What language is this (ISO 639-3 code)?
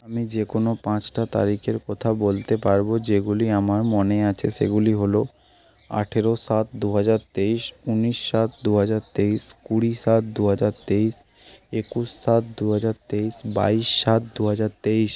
ben